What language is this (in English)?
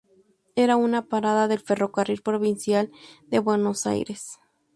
Spanish